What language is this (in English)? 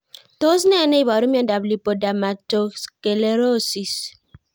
Kalenjin